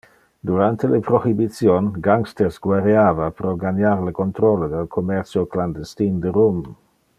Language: Interlingua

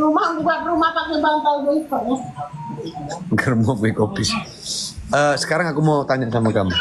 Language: Indonesian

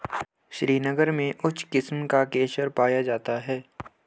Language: Hindi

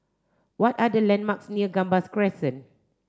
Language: English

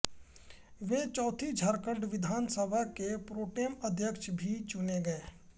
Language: Hindi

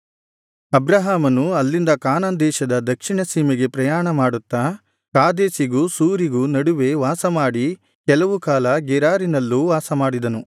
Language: Kannada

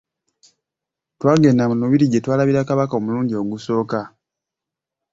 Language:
Ganda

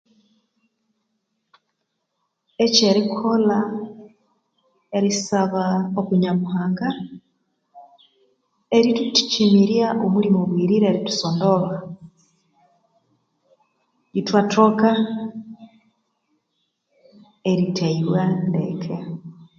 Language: Konzo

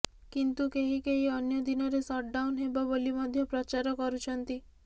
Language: Odia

